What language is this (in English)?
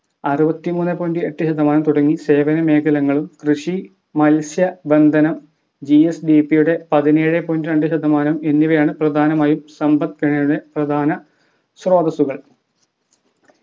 Malayalam